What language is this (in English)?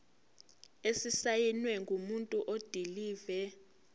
Zulu